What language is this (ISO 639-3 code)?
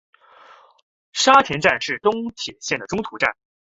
zho